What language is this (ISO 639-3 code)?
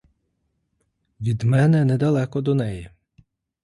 ukr